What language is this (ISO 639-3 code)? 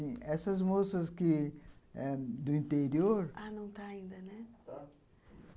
por